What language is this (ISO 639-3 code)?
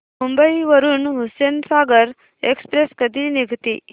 mar